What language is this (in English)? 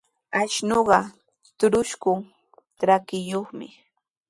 Sihuas Ancash Quechua